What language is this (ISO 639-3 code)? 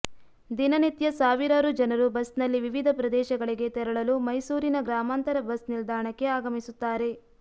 kan